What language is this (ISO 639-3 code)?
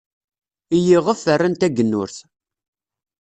kab